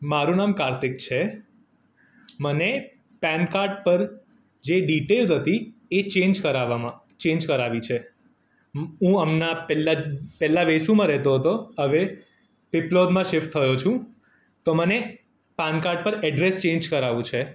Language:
Gujarati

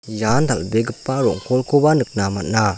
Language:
Garo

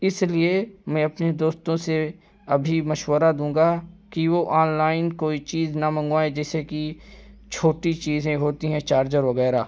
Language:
Urdu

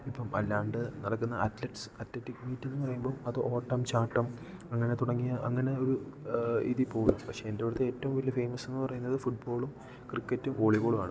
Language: Malayalam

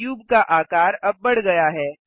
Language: Hindi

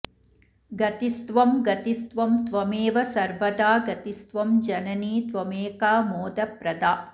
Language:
Sanskrit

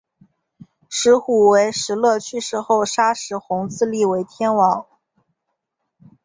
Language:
Chinese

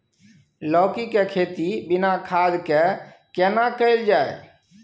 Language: Maithili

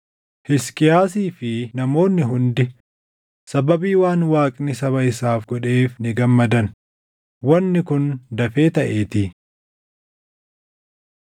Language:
Oromo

